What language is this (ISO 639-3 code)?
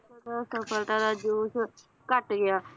pan